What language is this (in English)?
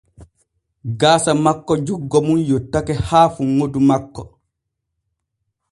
Borgu Fulfulde